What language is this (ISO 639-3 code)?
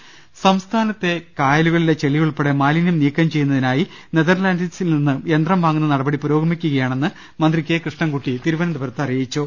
mal